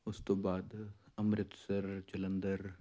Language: Punjabi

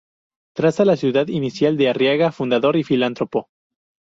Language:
Spanish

